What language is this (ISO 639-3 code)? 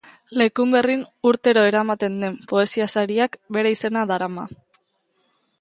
eus